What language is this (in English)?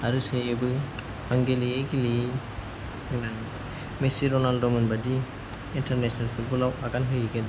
Bodo